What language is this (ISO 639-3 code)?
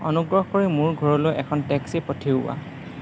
asm